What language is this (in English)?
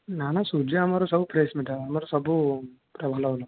Odia